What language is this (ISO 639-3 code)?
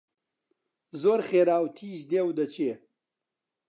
ckb